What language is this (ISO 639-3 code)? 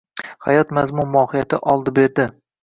uzb